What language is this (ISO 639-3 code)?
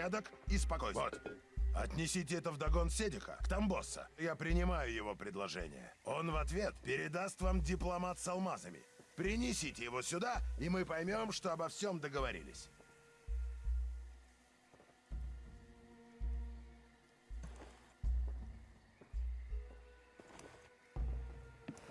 rus